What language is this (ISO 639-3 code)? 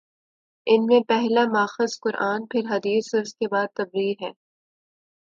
urd